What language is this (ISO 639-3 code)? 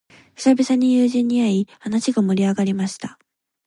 jpn